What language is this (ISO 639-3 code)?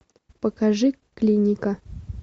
rus